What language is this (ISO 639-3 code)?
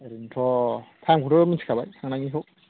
brx